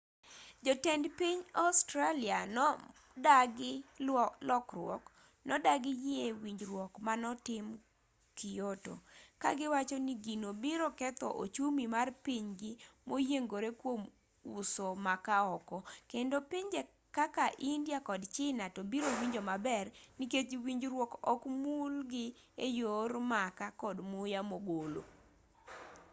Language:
Luo (Kenya and Tanzania)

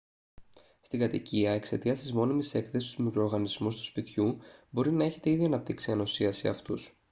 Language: Greek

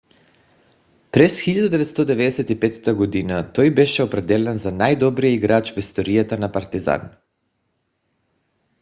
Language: Bulgarian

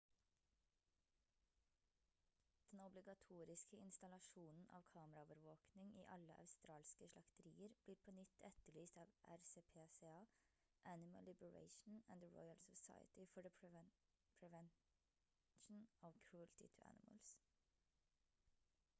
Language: Norwegian Bokmål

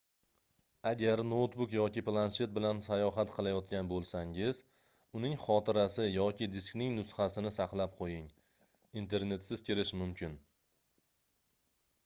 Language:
Uzbek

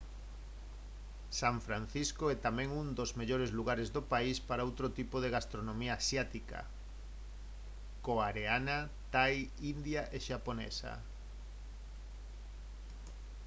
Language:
Galician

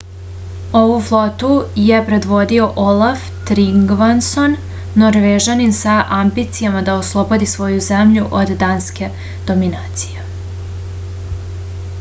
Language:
Serbian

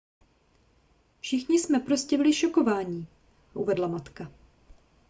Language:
Czech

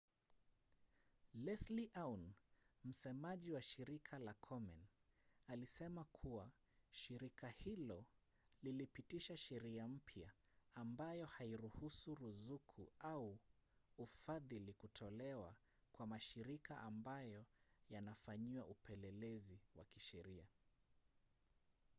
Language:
Swahili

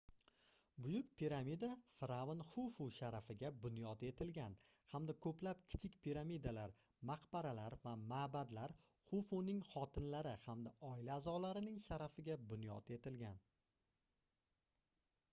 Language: Uzbek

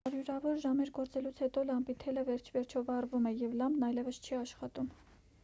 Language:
Armenian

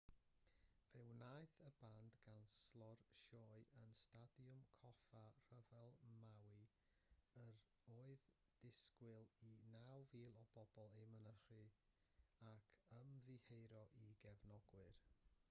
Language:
Welsh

